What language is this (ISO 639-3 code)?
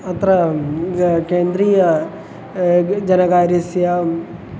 san